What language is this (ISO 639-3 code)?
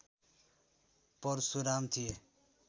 nep